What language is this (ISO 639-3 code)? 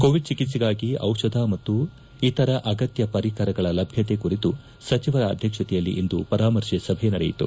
kan